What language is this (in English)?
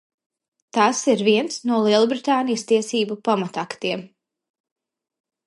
Latvian